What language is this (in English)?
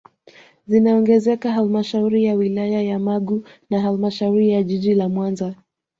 Swahili